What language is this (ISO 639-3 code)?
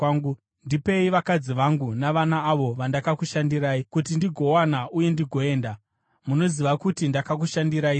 sna